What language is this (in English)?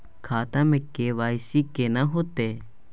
Maithili